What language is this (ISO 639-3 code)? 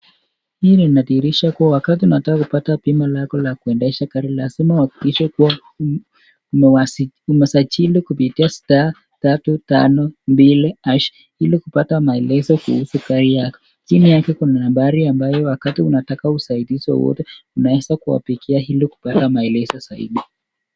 swa